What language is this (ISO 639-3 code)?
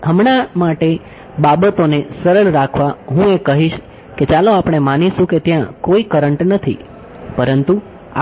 guj